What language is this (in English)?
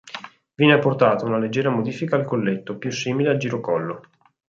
Italian